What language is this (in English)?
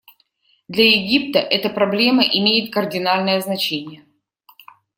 Russian